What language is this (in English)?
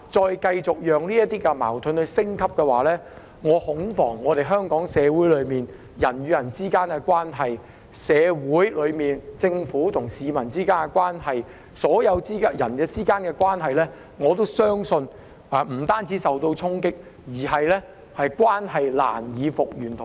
Cantonese